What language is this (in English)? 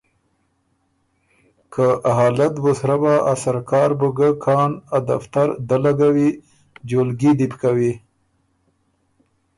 Ormuri